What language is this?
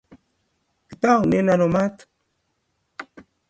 Kalenjin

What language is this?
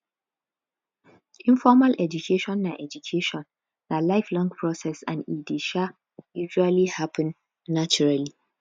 Nigerian Pidgin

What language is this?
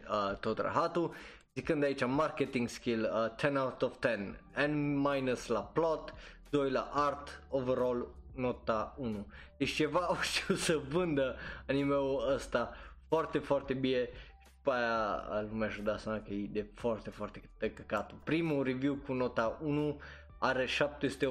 Romanian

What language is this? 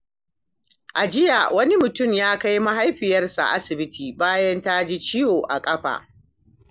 Hausa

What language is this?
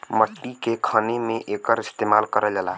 Bhojpuri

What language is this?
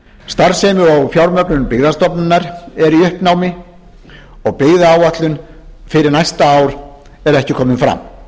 Icelandic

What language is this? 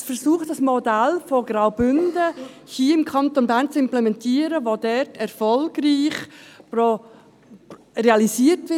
Swiss German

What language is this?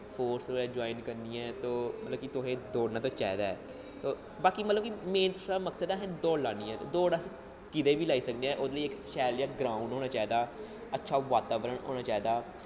Dogri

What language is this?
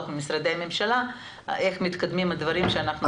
Hebrew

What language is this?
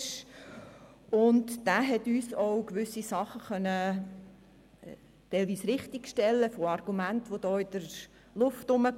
Swiss German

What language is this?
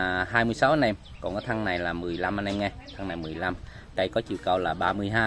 Vietnamese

